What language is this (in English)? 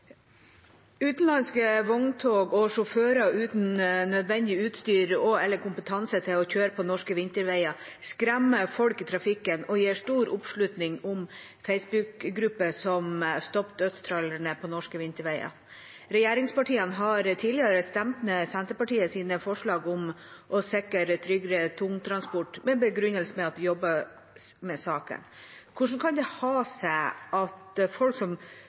Norwegian Bokmål